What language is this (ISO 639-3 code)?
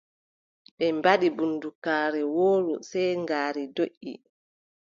fub